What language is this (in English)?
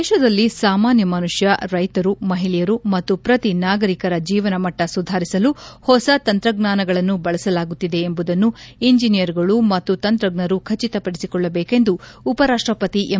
Kannada